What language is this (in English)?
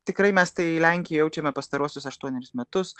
Lithuanian